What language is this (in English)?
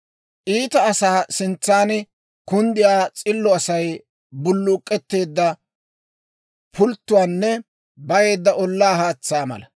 Dawro